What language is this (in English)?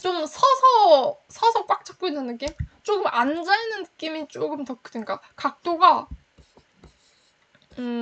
Korean